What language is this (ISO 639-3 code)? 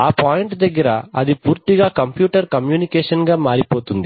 tel